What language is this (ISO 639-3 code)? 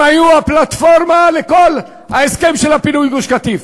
heb